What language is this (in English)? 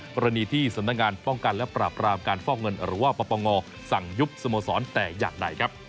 Thai